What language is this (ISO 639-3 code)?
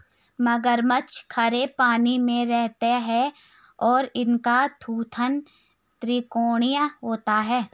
hin